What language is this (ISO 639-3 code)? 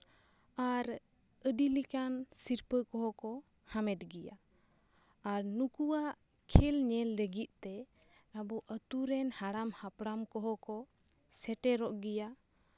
sat